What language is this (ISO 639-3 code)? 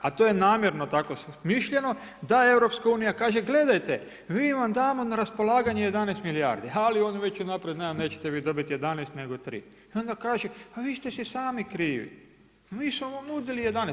hrv